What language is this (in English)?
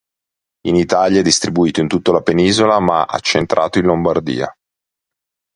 Italian